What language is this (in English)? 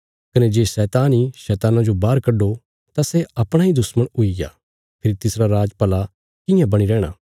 Bilaspuri